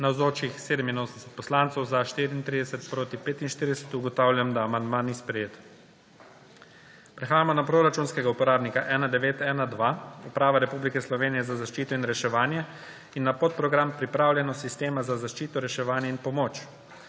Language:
Slovenian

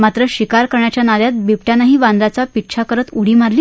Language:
Marathi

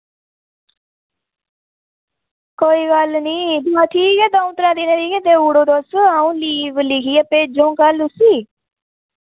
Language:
Dogri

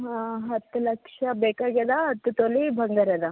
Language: Kannada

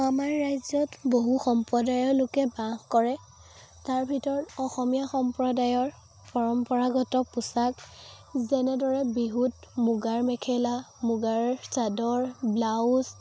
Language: Assamese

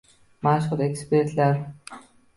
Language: Uzbek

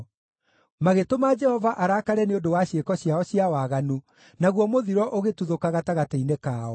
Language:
Kikuyu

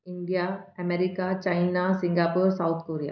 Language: Sindhi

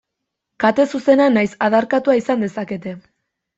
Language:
Basque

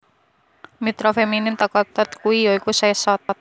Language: Javanese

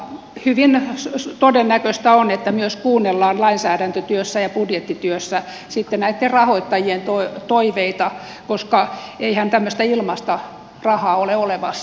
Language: Finnish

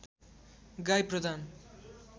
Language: Nepali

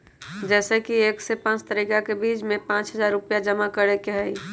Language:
Magahi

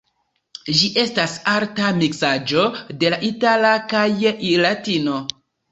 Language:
Esperanto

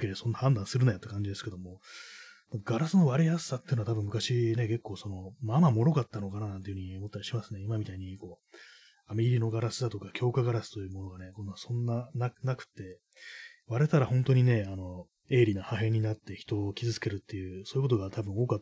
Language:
Japanese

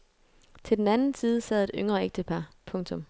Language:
Danish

